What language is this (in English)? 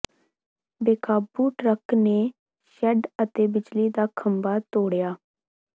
Punjabi